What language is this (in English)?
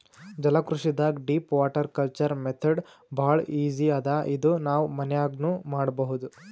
Kannada